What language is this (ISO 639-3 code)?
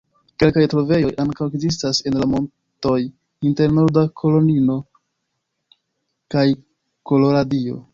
epo